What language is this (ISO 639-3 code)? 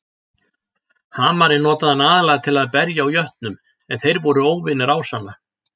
isl